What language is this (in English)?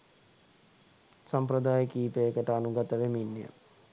Sinhala